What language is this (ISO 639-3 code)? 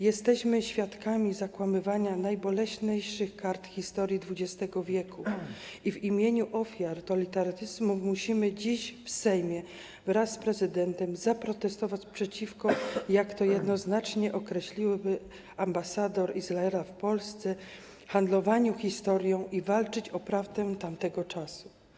pol